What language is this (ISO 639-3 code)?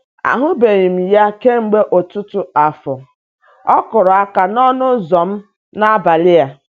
ibo